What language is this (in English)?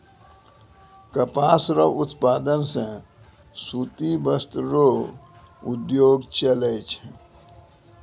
Maithili